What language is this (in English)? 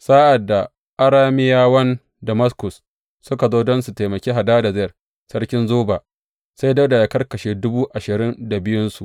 Hausa